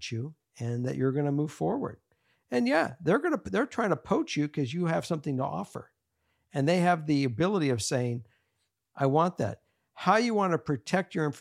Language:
English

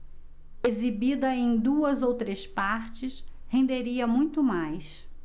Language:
Portuguese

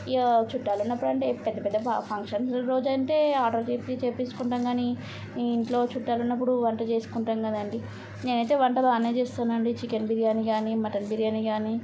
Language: Telugu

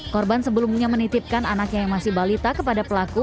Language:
Indonesian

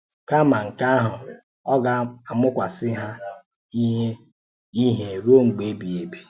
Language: Igbo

